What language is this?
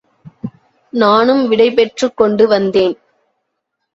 Tamil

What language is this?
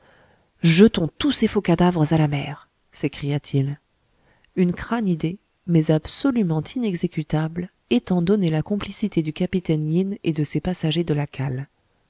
French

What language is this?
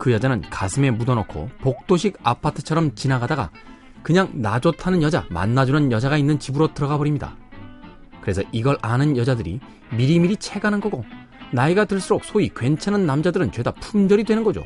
Korean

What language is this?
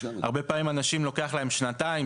Hebrew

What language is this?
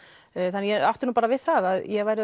Icelandic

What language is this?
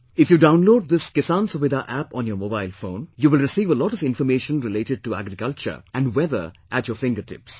English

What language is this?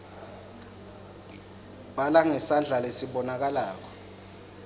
Swati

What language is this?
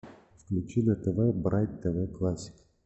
Russian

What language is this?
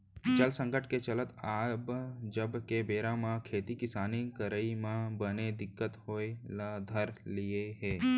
Chhattisgarhi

